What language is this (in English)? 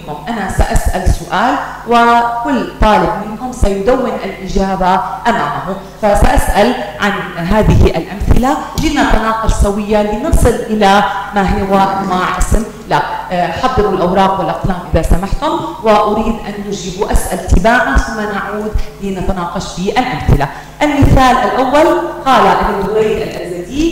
Arabic